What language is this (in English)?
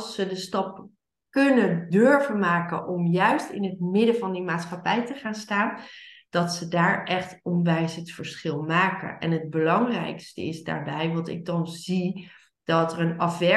Dutch